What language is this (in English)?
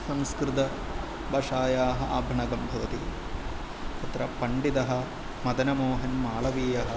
Sanskrit